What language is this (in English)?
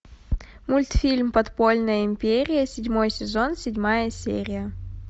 Russian